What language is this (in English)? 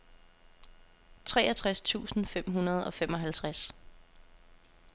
Danish